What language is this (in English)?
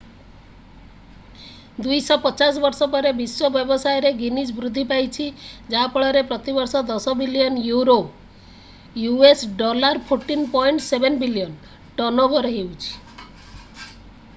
Odia